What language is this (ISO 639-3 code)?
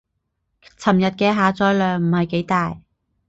yue